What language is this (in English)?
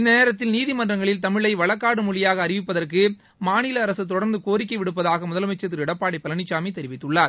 Tamil